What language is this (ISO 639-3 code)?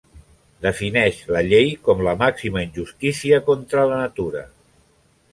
cat